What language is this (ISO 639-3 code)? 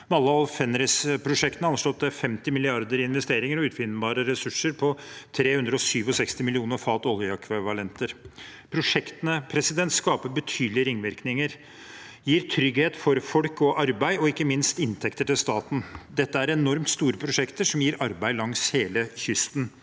nor